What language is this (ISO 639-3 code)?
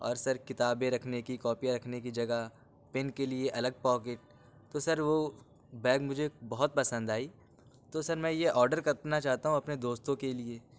urd